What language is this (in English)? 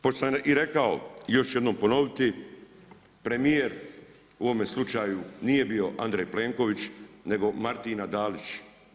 Croatian